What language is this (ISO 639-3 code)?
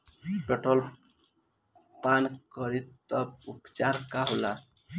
bho